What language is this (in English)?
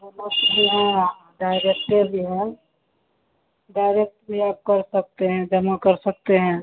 Hindi